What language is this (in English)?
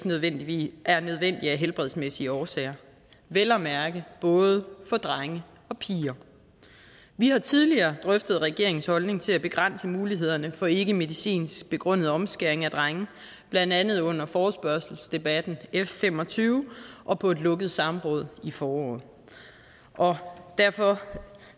Danish